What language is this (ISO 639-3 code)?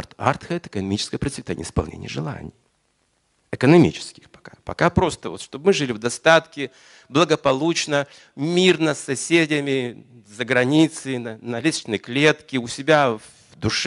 rus